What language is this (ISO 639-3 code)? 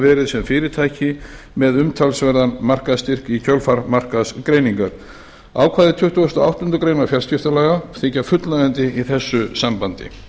isl